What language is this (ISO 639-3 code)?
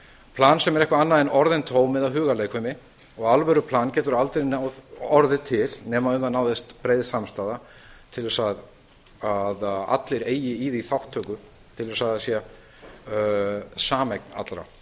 isl